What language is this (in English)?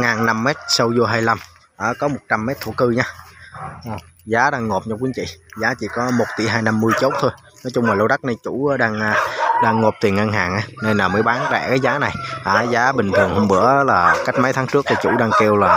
Vietnamese